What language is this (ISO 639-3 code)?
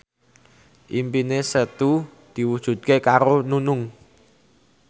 jav